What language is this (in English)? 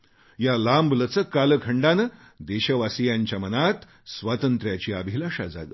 Marathi